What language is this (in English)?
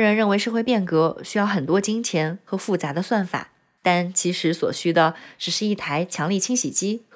Chinese